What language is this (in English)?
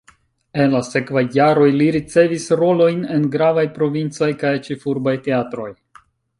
Esperanto